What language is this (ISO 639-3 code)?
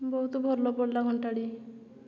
ori